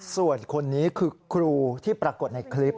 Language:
Thai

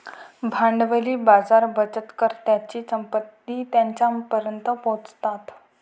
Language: Marathi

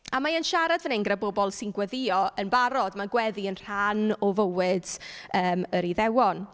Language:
Welsh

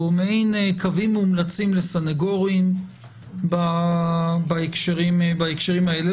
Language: Hebrew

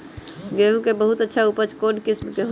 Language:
Magahi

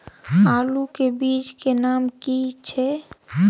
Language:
Maithili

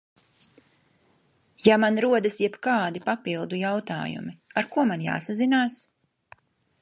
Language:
Latvian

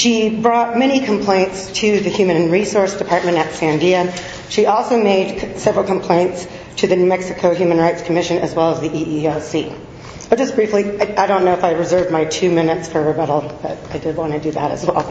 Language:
English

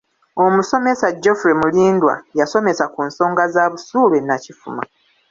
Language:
Ganda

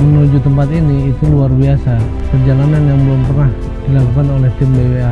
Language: Indonesian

